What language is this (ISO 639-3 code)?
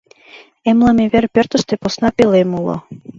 chm